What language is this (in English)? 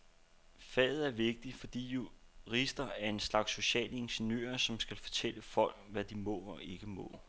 Danish